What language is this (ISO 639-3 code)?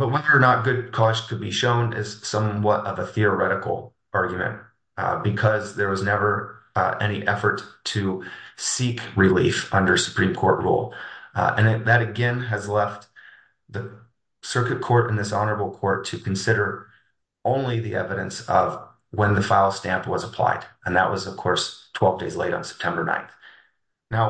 eng